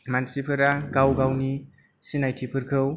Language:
Bodo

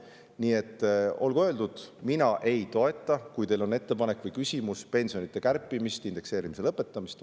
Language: Estonian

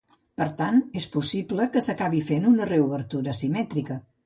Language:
Catalan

